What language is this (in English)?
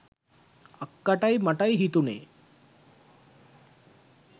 Sinhala